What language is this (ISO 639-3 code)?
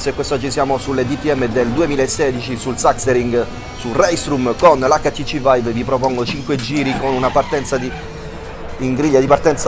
ita